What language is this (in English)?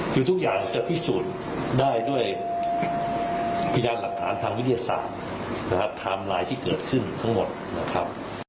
Thai